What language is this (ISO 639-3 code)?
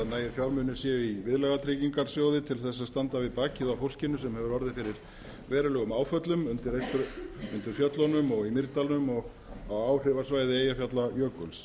isl